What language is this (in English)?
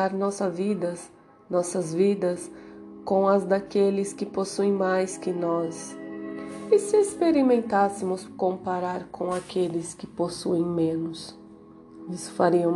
Portuguese